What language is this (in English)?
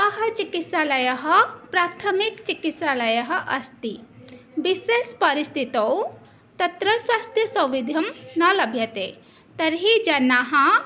Sanskrit